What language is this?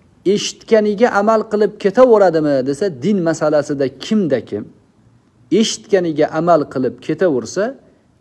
Turkish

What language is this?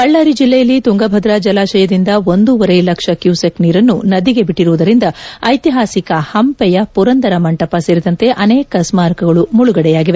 Kannada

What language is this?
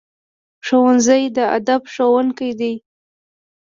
Pashto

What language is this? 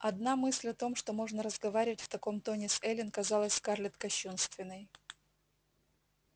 Russian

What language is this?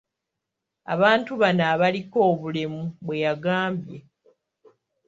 Ganda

